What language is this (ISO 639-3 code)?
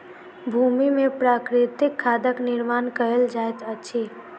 mai